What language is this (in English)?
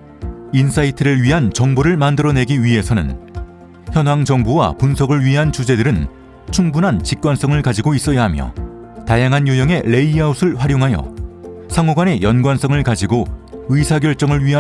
Korean